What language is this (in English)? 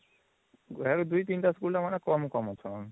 Odia